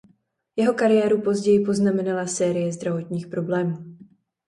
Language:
Czech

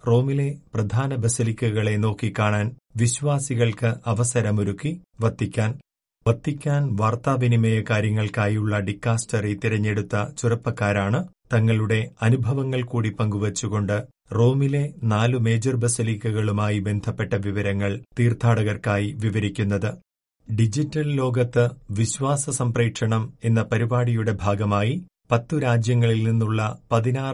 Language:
Malayalam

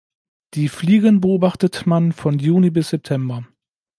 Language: German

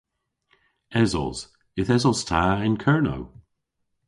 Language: Cornish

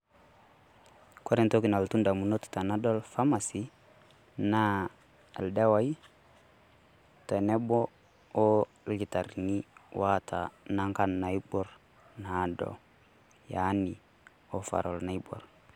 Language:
Masai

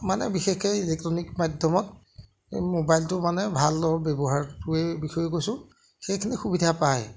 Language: Assamese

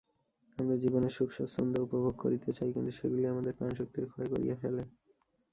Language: Bangla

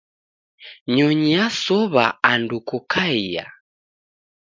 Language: Taita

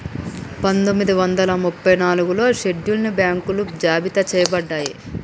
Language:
Telugu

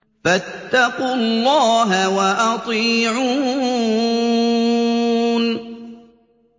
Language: Arabic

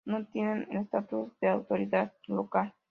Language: Spanish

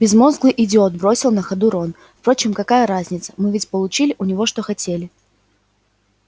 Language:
Russian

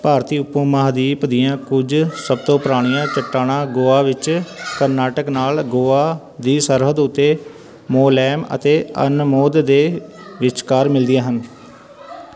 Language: Punjabi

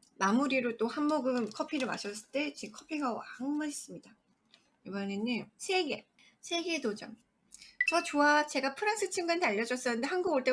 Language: Korean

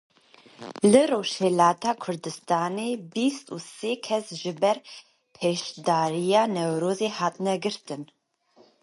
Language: Kurdish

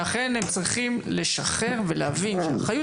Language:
Hebrew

